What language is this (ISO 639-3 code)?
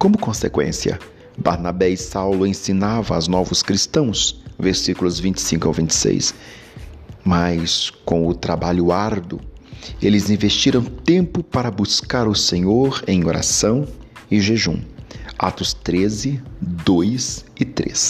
por